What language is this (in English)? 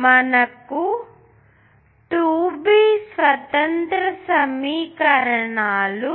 Telugu